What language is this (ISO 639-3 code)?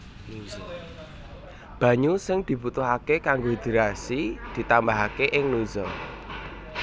jav